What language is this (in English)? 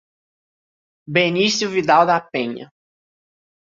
Portuguese